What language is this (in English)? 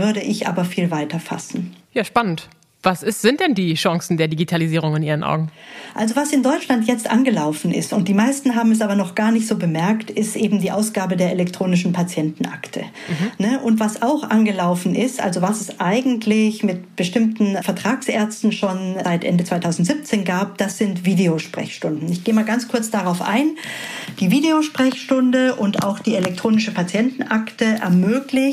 German